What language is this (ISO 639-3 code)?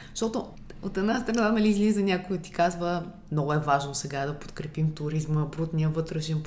bul